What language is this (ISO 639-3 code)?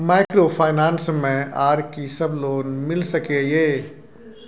mai